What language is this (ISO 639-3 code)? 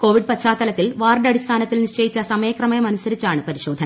mal